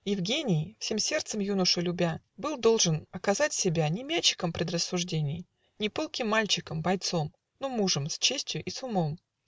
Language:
Russian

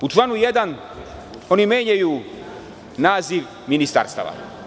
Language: Serbian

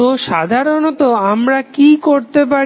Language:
Bangla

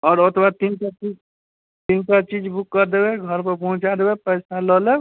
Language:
Maithili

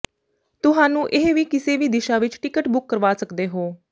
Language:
Punjabi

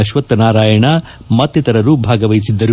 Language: Kannada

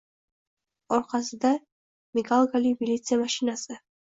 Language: Uzbek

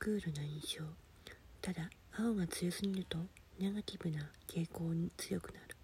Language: Japanese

